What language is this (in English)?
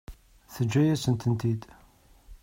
Kabyle